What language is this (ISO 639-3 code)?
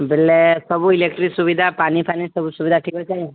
ori